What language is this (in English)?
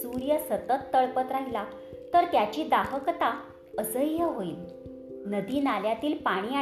Marathi